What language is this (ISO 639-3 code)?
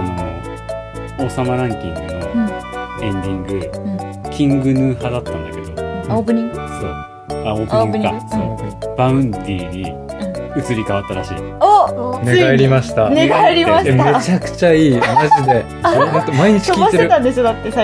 jpn